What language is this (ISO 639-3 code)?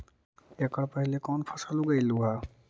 mag